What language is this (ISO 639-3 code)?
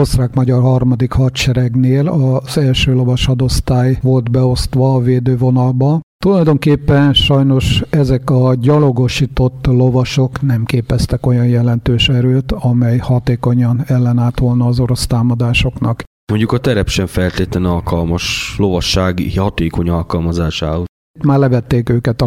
hun